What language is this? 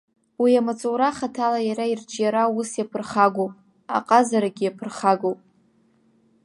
Abkhazian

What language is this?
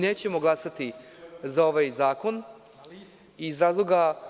Serbian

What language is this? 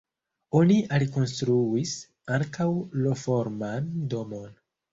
Esperanto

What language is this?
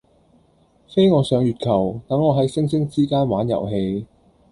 Cantonese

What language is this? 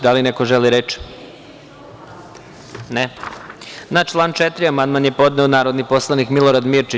Serbian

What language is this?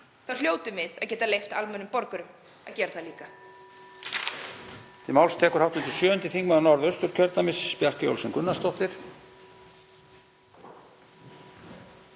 Icelandic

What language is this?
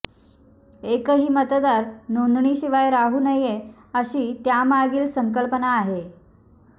Marathi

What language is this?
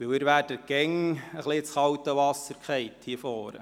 Swiss German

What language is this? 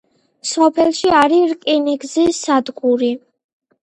Georgian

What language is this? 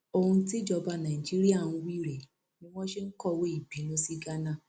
Yoruba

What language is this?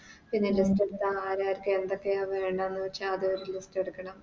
Malayalam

